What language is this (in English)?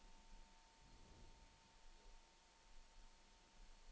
Norwegian